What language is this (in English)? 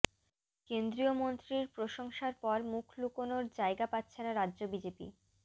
Bangla